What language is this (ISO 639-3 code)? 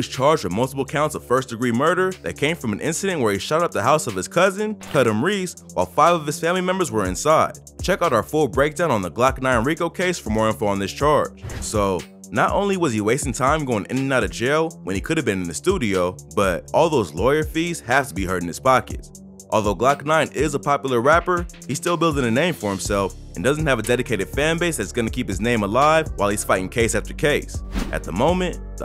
eng